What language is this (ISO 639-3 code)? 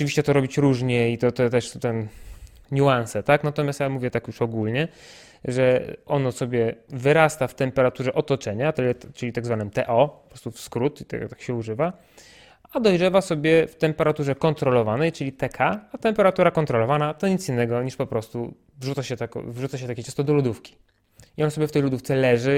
pol